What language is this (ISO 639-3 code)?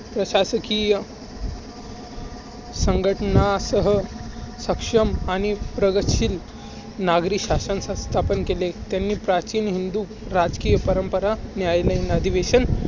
mar